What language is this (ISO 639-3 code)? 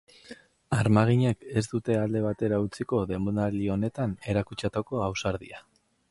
eus